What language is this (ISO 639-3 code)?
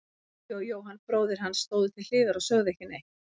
isl